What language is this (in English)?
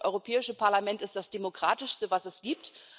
German